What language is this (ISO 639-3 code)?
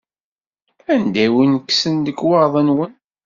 kab